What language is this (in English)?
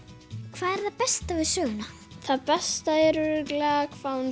Icelandic